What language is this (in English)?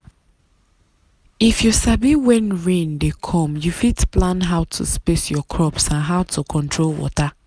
Nigerian Pidgin